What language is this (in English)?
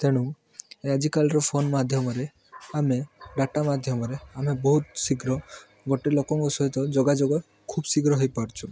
Odia